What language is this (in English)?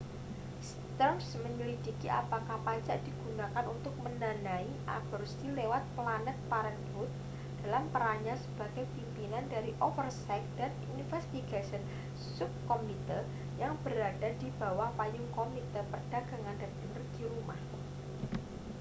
Indonesian